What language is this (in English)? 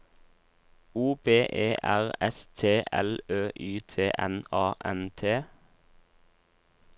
Norwegian